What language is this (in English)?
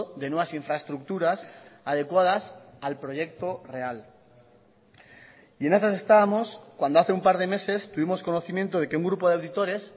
Spanish